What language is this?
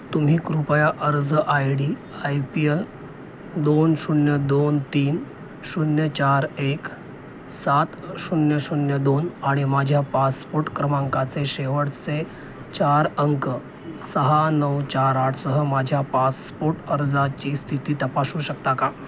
Marathi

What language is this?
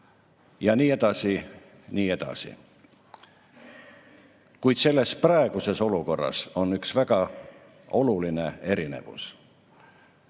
Estonian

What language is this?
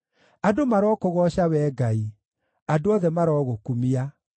Kikuyu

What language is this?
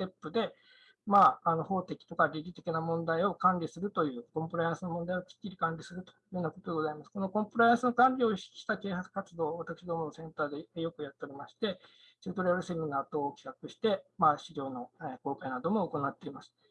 Japanese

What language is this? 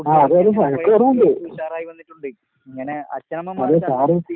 Malayalam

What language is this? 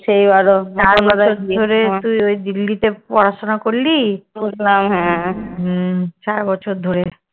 Bangla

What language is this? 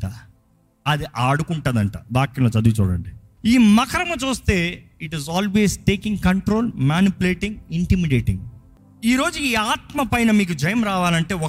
Telugu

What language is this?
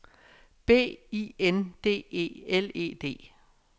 Danish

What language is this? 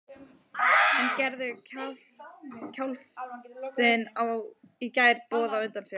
Icelandic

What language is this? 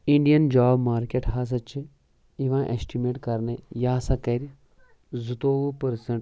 Kashmiri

